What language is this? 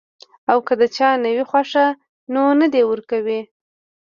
Pashto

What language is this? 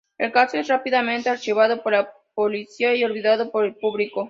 Spanish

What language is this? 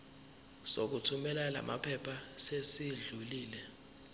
Zulu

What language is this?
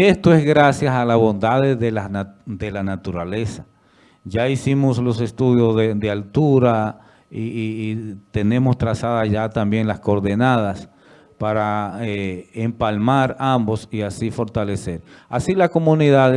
Spanish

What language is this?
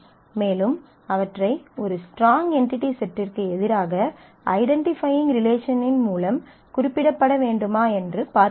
Tamil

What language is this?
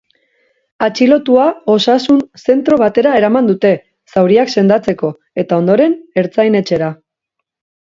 Basque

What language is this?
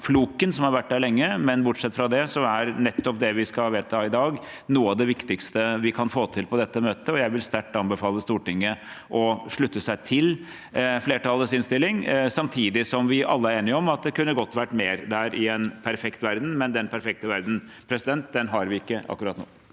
Norwegian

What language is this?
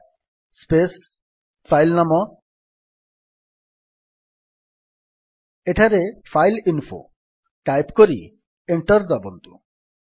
Odia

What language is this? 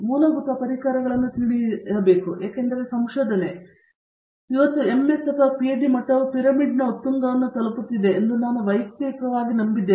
Kannada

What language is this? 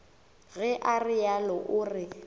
Northern Sotho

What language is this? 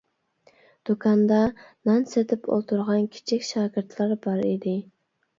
Uyghur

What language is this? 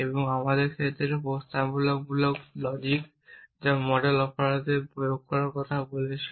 Bangla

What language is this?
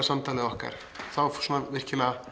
Icelandic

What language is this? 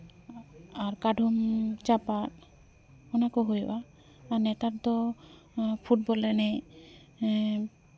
Santali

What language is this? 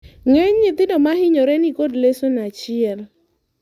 Luo (Kenya and Tanzania)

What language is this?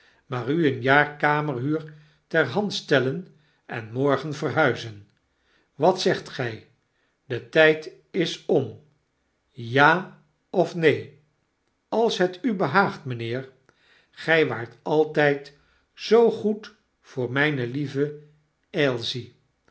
Dutch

